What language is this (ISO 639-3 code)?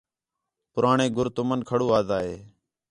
xhe